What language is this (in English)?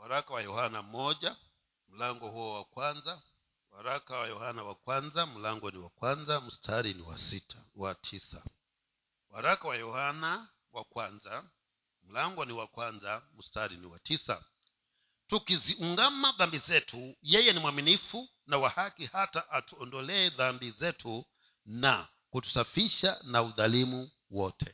Swahili